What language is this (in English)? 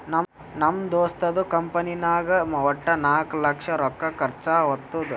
Kannada